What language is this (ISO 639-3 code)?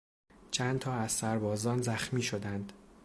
fas